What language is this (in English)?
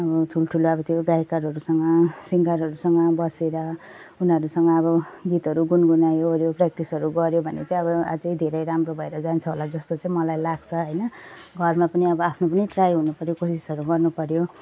Nepali